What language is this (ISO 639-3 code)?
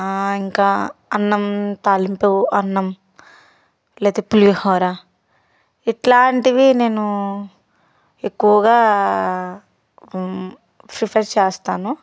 tel